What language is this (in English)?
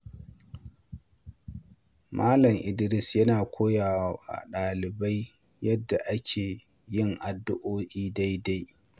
Hausa